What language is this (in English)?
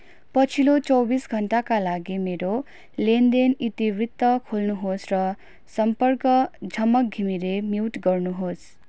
Nepali